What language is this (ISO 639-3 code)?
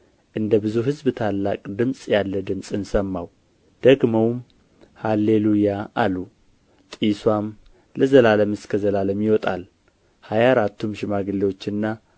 amh